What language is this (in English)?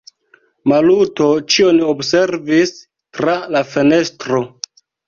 Esperanto